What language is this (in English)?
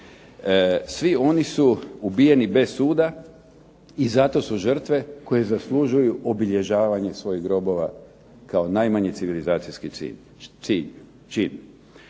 Croatian